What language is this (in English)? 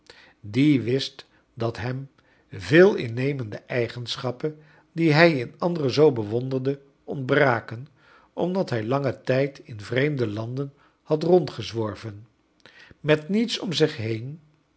Dutch